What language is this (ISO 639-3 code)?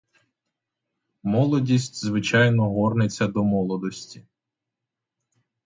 ukr